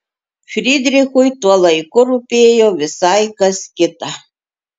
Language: Lithuanian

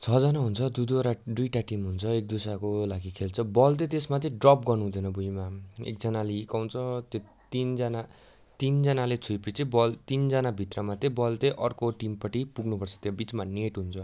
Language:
Nepali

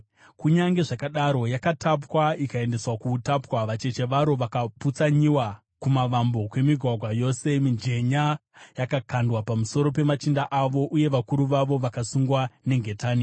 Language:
Shona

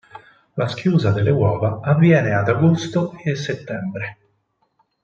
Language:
Italian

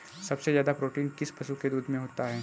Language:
Hindi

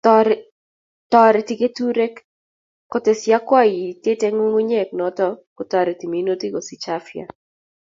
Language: Kalenjin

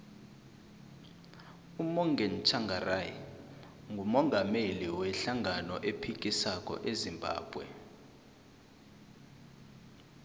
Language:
South Ndebele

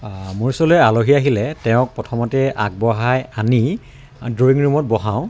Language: Assamese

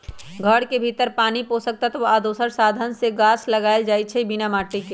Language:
Magahi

